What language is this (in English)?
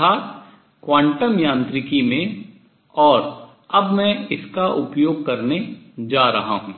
Hindi